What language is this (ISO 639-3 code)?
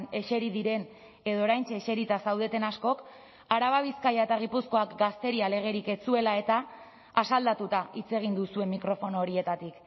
eus